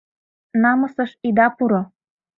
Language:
Mari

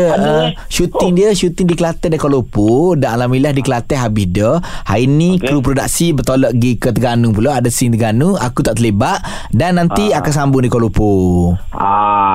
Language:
Malay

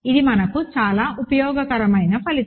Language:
Telugu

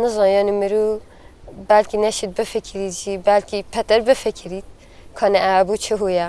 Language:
Turkish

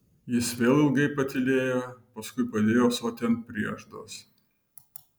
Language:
Lithuanian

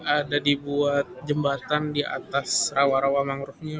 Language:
Indonesian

